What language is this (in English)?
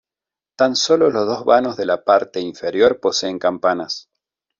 Spanish